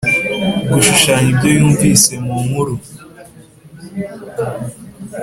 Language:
Kinyarwanda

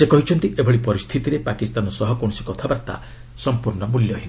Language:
Odia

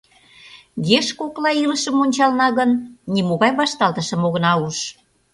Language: Mari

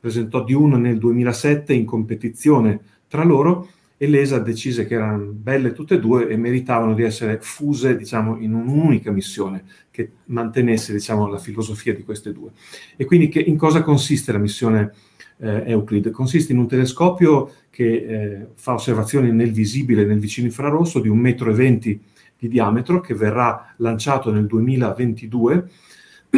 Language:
Italian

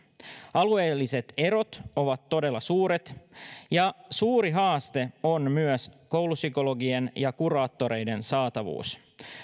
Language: Finnish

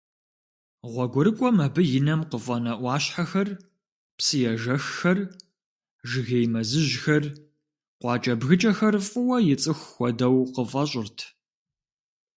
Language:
Kabardian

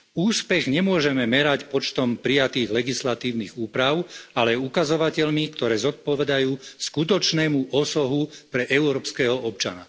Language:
Slovak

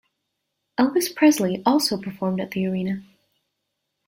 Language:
English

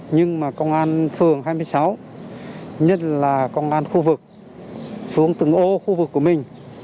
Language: Vietnamese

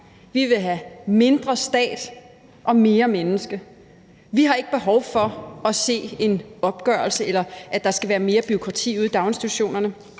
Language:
Danish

